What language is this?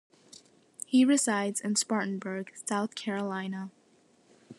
English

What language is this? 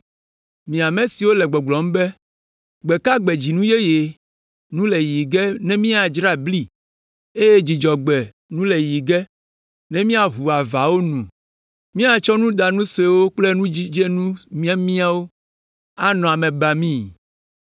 Ewe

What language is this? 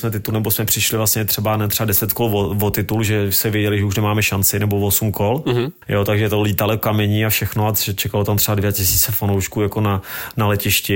Czech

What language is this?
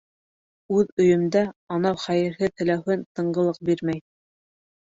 Bashkir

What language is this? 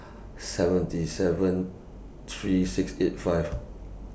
English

